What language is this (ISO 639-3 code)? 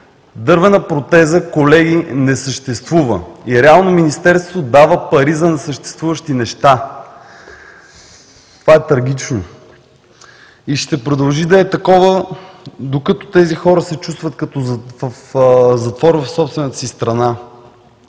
bul